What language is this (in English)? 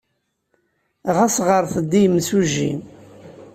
Kabyle